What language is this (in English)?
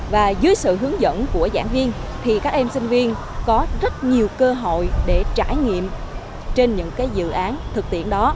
Vietnamese